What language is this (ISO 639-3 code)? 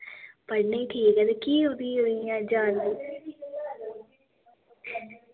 doi